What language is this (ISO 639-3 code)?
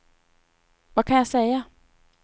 swe